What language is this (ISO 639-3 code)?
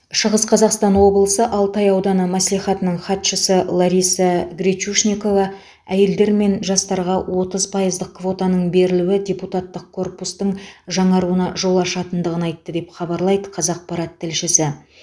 kaz